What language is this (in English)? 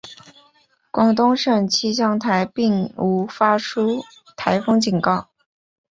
Chinese